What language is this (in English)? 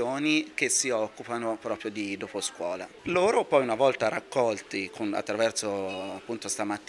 Italian